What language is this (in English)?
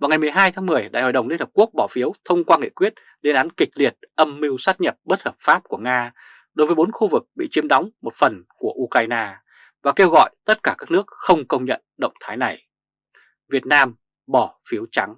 Vietnamese